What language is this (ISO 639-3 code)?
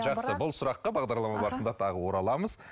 kaz